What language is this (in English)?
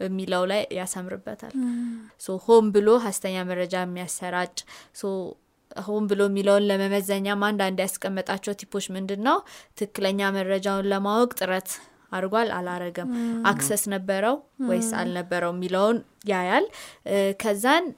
Amharic